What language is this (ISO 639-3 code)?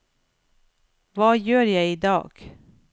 nor